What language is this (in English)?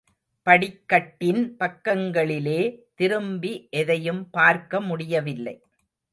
Tamil